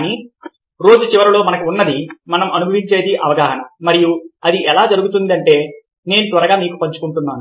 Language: Telugu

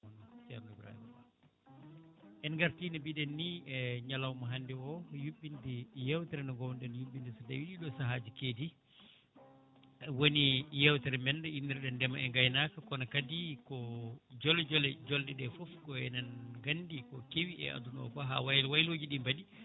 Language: Fula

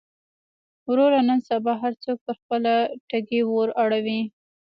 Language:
Pashto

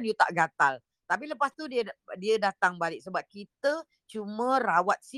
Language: Malay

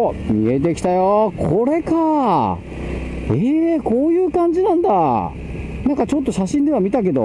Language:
Japanese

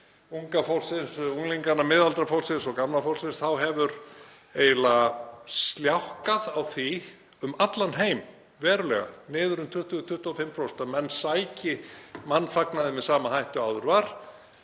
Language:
Icelandic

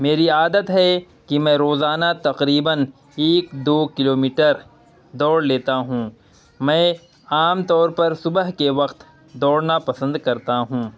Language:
Urdu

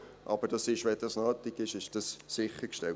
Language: Swiss German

